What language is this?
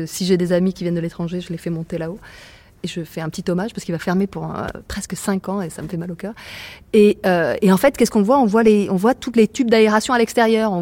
French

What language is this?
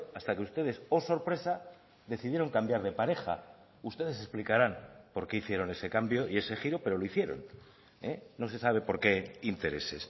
Spanish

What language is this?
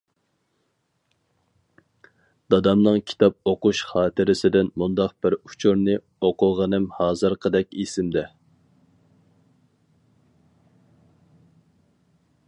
Uyghur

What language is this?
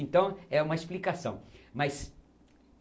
Portuguese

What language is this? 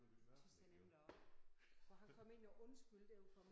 Danish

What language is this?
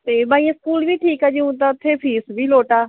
Punjabi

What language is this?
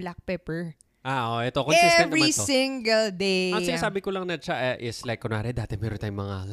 Filipino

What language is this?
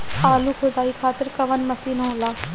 Bhojpuri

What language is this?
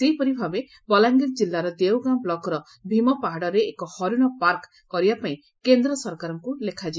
Odia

